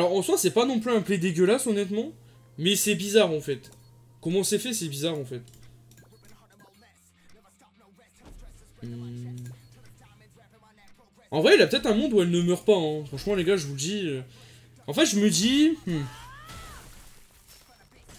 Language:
French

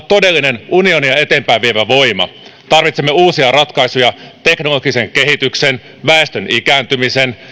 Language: Finnish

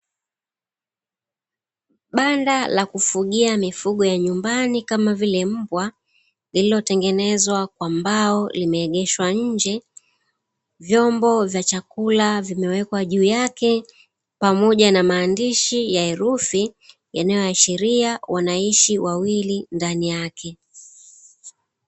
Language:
Swahili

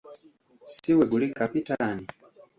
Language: Ganda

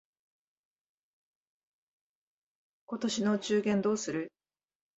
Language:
Japanese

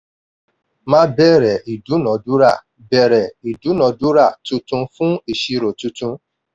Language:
Yoruba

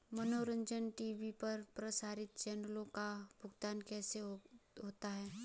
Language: Hindi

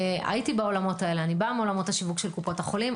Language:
Hebrew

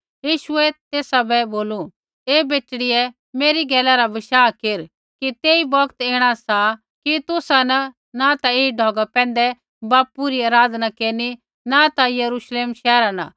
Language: Kullu Pahari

